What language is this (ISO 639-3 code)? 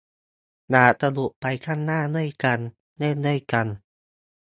tha